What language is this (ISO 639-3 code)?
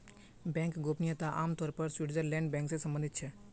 mag